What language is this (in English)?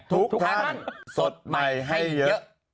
Thai